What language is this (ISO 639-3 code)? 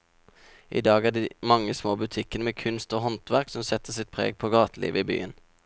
nor